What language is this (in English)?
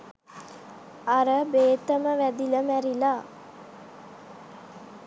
Sinhala